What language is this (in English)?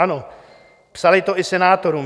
Czech